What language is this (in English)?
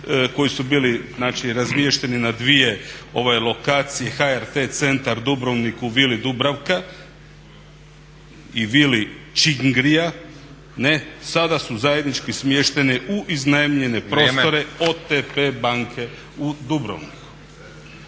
Croatian